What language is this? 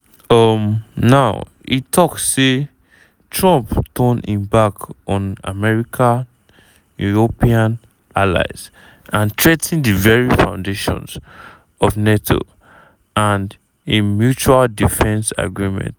Nigerian Pidgin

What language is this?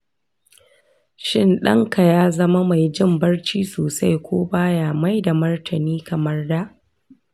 Hausa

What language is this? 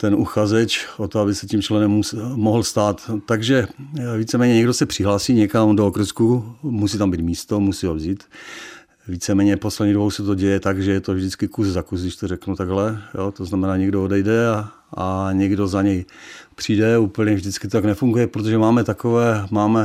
Czech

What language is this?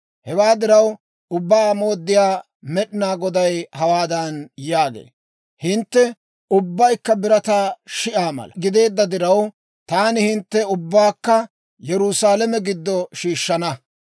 Dawro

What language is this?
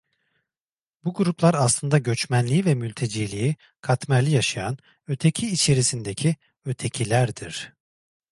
Turkish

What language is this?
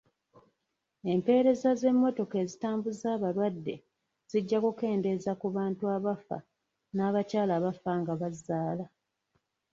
Ganda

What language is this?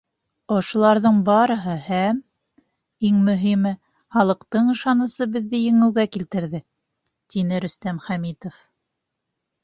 Bashkir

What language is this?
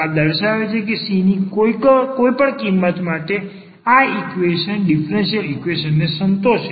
Gujarati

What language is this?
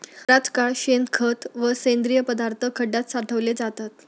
Marathi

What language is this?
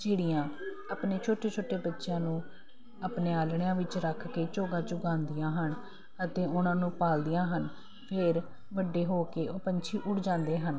Punjabi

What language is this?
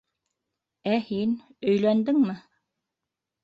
Bashkir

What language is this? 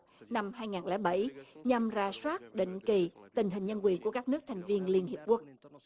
Vietnamese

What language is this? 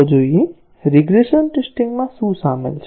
Gujarati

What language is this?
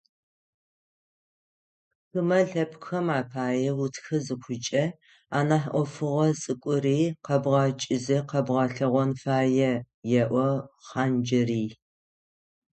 Adyghe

